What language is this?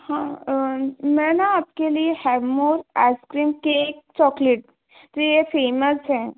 Hindi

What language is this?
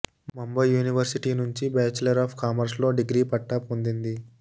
Telugu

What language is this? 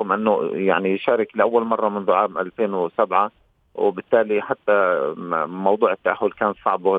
Arabic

